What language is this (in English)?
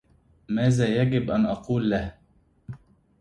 Arabic